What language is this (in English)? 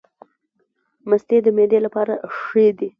Pashto